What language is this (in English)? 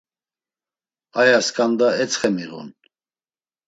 Laz